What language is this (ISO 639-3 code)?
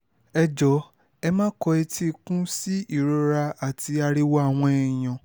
yor